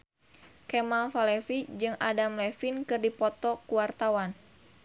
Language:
Sundanese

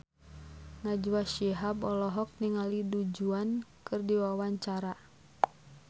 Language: Sundanese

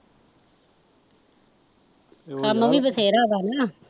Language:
Punjabi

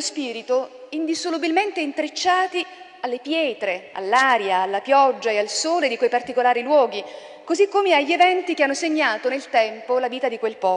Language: Italian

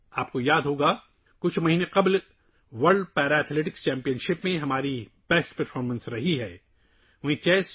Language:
Urdu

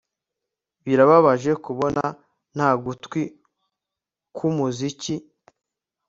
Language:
Kinyarwanda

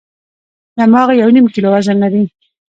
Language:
Pashto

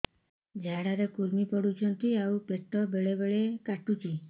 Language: Odia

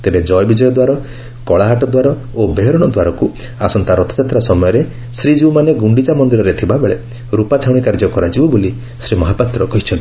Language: Odia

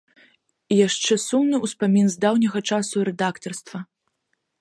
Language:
Belarusian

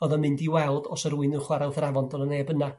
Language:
Welsh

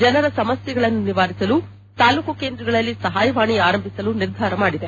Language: Kannada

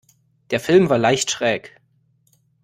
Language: German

